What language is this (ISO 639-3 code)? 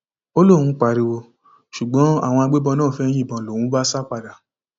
yor